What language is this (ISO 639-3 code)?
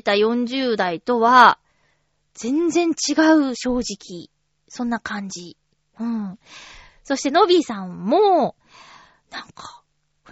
jpn